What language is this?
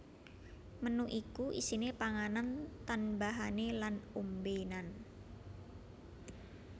Javanese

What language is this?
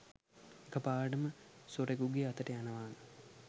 Sinhala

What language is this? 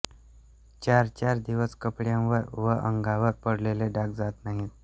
Marathi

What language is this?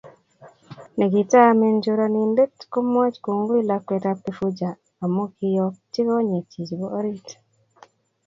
Kalenjin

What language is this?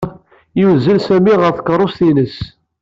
Kabyle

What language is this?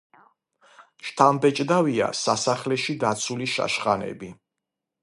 Georgian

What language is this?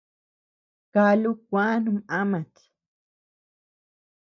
Tepeuxila Cuicatec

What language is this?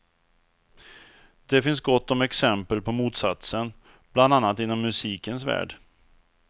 Swedish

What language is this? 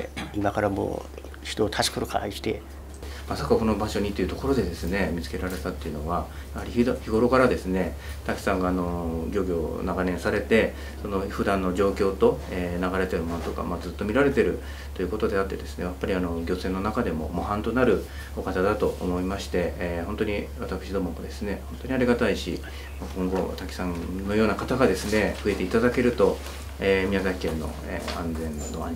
Japanese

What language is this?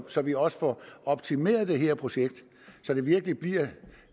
Danish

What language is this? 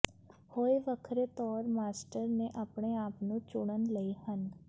Punjabi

